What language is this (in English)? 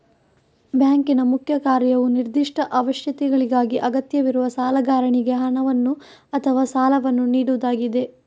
Kannada